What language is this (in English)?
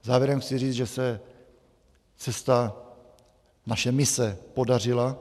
Czech